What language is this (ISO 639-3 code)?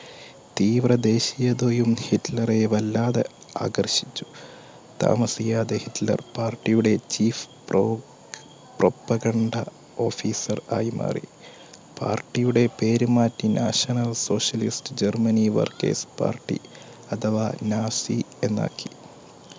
mal